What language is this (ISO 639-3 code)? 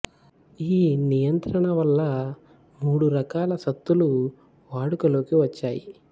tel